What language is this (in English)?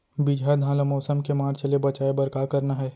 Chhattisgarhi